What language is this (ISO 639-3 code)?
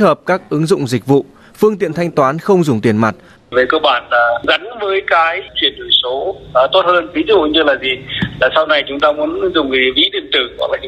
vie